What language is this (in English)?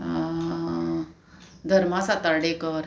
Konkani